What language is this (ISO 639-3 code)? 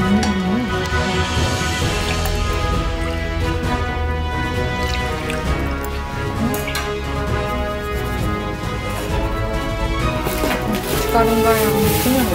kor